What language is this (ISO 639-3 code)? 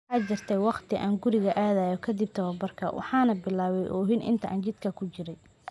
som